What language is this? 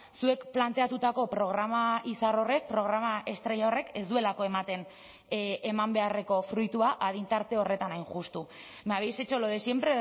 Basque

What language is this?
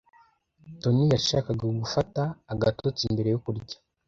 Kinyarwanda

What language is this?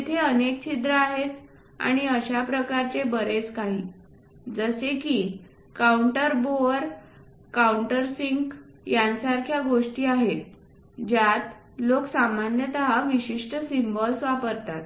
Marathi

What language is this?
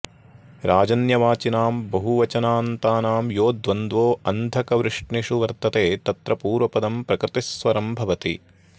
Sanskrit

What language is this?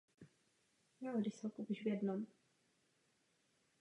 Czech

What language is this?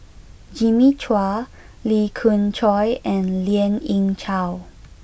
English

